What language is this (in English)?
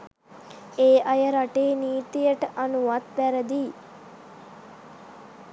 Sinhala